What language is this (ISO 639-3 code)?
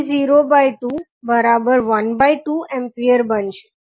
guj